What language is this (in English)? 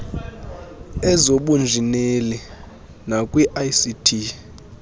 Xhosa